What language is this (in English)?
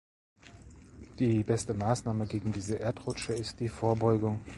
German